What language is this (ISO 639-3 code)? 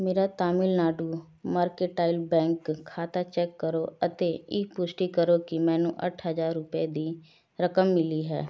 pan